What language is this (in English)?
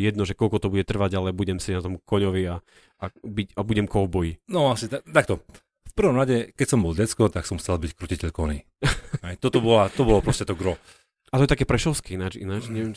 Slovak